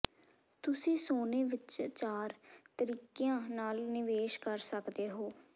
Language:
Punjabi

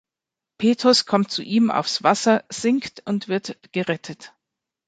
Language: German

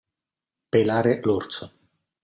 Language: Italian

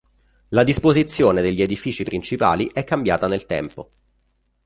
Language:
Italian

